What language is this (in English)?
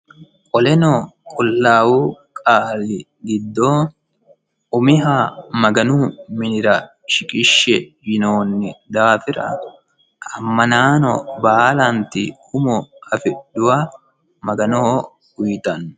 Sidamo